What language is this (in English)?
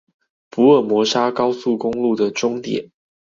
Chinese